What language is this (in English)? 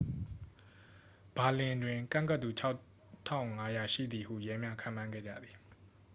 Burmese